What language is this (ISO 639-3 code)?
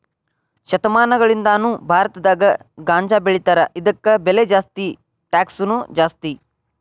kan